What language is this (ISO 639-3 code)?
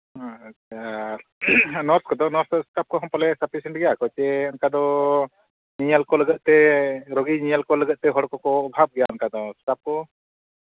sat